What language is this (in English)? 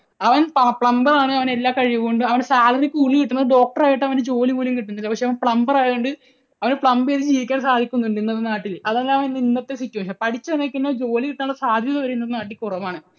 Malayalam